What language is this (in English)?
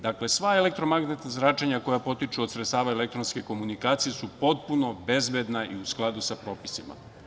Serbian